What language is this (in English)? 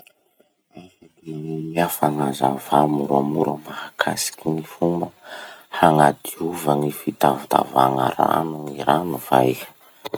Masikoro Malagasy